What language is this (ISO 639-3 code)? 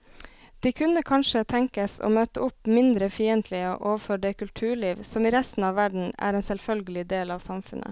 nor